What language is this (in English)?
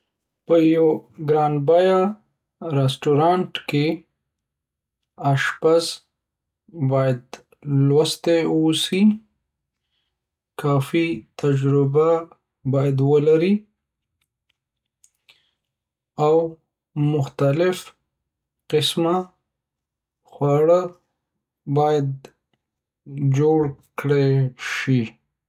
Pashto